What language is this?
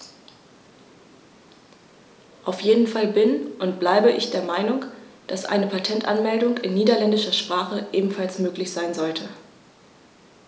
German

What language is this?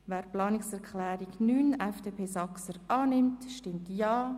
Swiss German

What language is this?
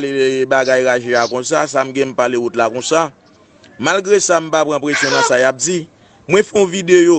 French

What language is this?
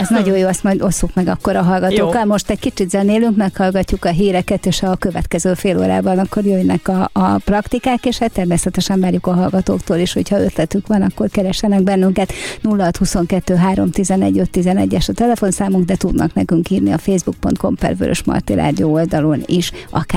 Hungarian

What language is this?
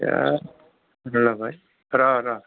Bodo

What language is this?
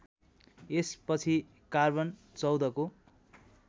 Nepali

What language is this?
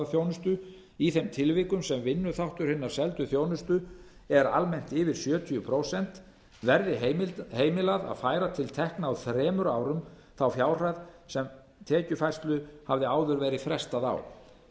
Icelandic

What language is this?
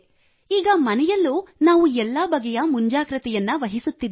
Kannada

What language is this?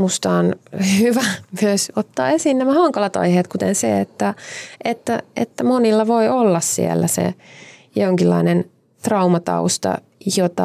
Finnish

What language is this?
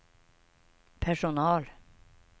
Swedish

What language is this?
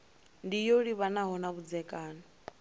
Venda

